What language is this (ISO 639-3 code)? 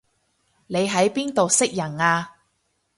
yue